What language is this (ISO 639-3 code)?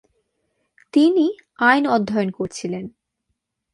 ben